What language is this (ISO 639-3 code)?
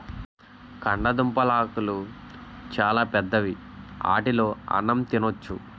tel